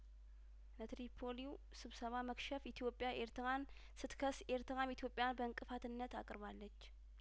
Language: Amharic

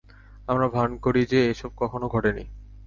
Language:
Bangla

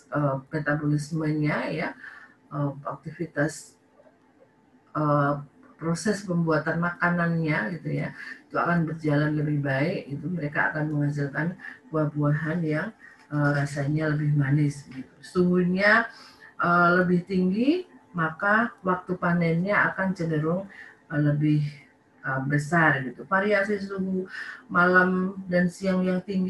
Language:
Indonesian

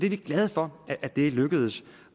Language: Danish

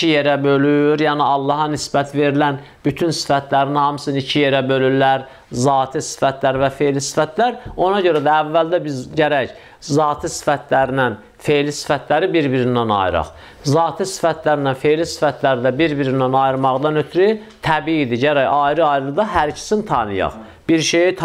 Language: Turkish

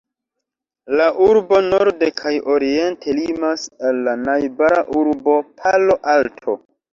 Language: Esperanto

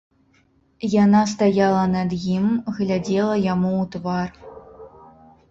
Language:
Belarusian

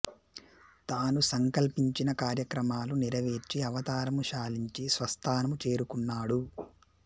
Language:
Telugu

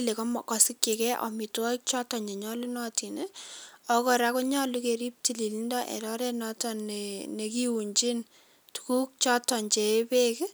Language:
Kalenjin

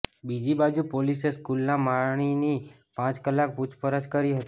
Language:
Gujarati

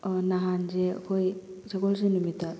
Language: Manipuri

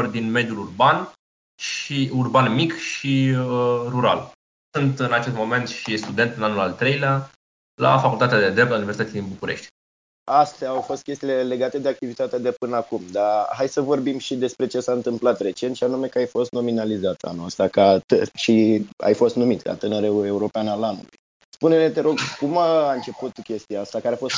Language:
Romanian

